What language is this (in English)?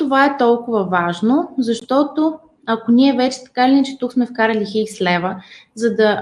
Bulgarian